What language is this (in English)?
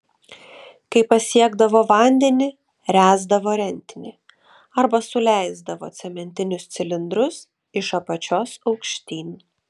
Lithuanian